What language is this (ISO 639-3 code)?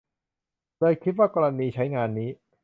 tha